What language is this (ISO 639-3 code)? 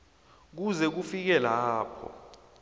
nbl